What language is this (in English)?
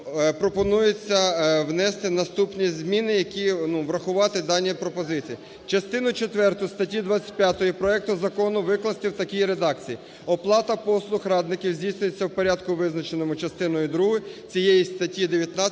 Ukrainian